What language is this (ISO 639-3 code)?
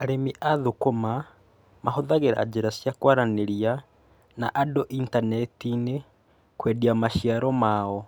kik